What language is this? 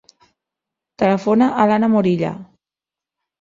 Catalan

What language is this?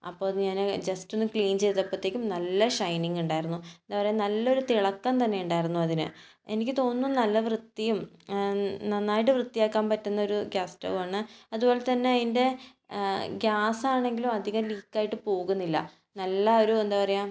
Malayalam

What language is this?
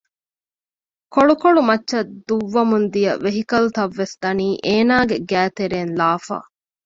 Divehi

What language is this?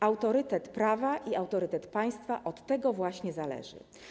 Polish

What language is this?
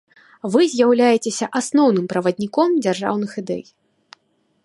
Belarusian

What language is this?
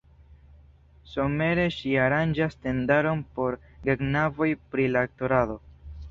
Esperanto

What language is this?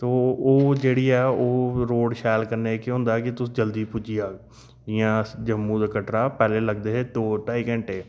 Dogri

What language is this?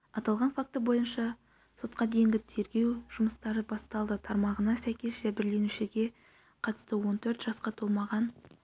Kazakh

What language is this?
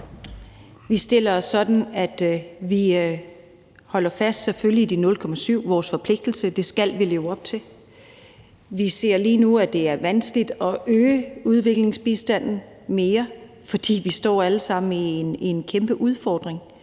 Danish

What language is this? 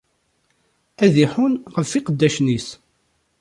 Kabyle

